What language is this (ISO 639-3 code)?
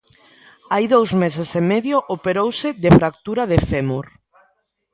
glg